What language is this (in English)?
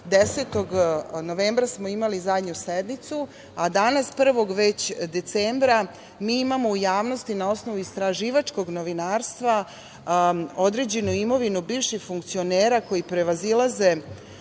Serbian